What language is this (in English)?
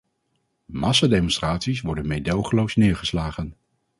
Dutch